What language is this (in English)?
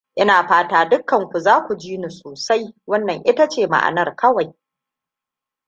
Hausa